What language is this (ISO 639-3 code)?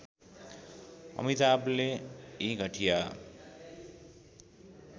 nep